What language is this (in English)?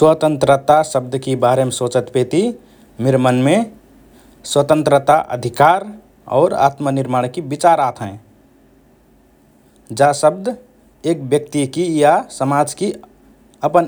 Rana Tharu